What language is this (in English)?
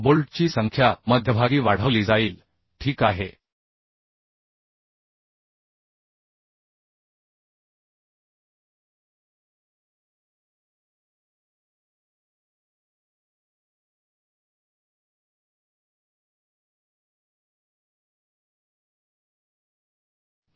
Marathi